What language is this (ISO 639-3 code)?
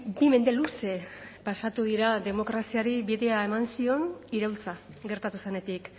eus